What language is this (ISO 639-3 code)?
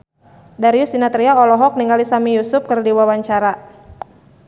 sun